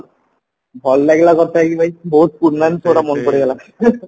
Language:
Odia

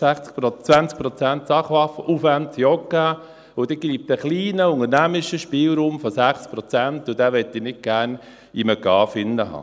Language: Swiss German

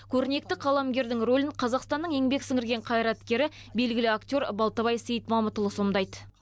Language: Kazakh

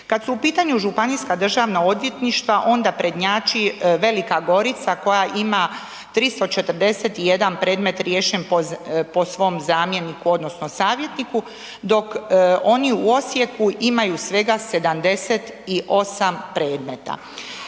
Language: Croatian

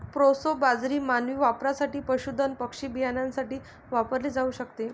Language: Marathi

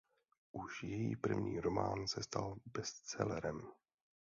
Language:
Czech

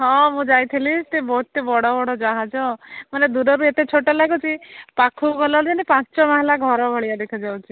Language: Odia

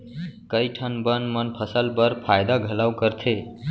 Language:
Chhattisgarhi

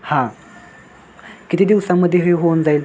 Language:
Marathi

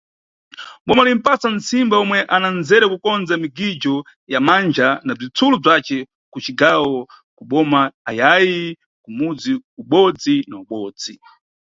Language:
Nyungwe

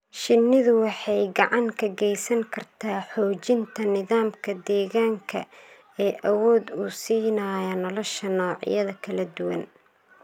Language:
Somali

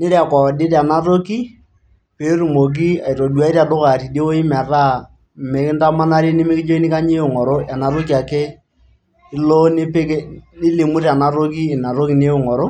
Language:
Masai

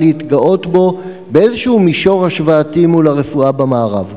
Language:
Hebrew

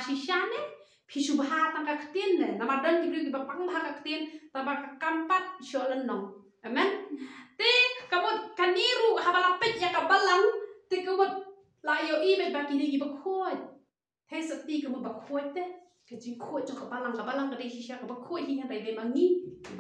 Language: Arabic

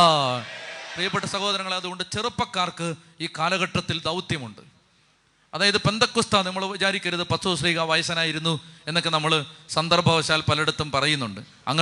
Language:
Malayalam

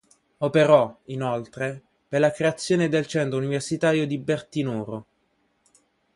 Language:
Italian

